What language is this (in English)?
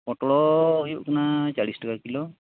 Santali